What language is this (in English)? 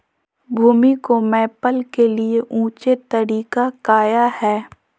Magahi